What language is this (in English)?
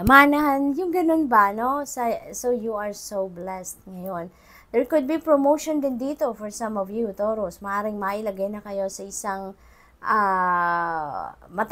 Filipino